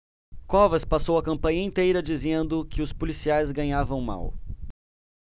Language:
Portuguese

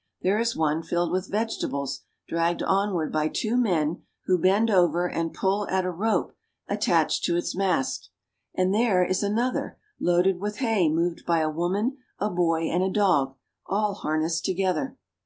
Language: English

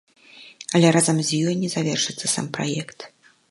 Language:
Belarusian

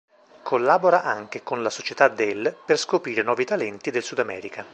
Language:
Italian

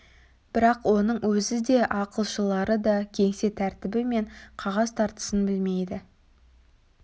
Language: Kazakh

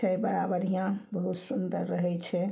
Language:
Maithili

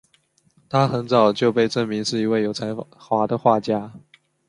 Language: Chinese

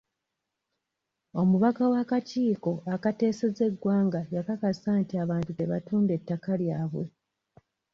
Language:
Ganda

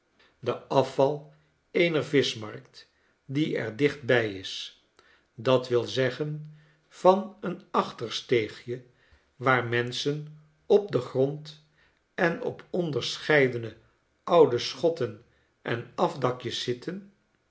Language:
Dutch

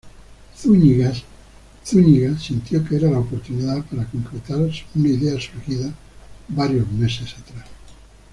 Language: Spanish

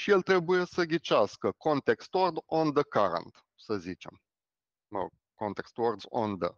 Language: Romanian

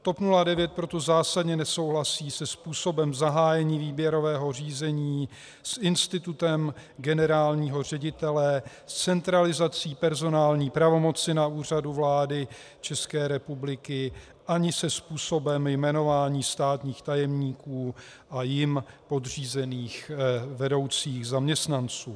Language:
Czech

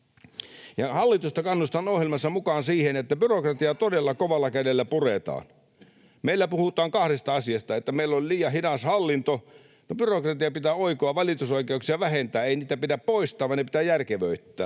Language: Finnish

